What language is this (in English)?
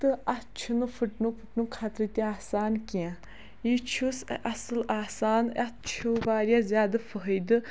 Kashmiri